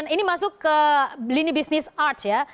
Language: Indonesian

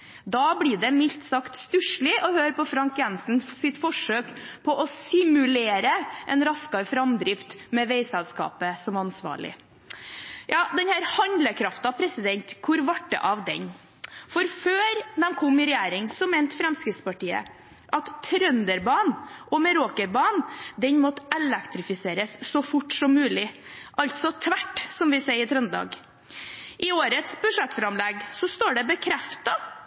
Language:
Norwegian Bokmål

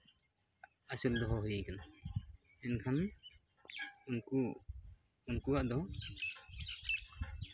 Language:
Santali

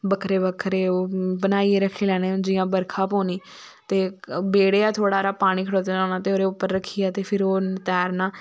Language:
Dogri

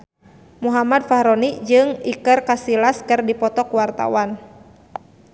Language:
Sundanese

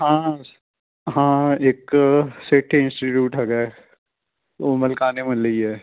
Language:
Punjabi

